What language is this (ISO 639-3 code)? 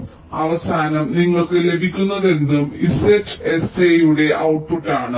mal